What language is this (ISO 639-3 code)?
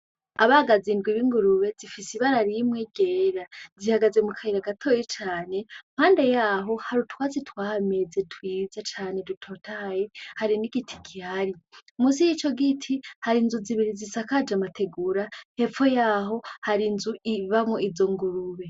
run